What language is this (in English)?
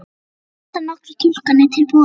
Icelandic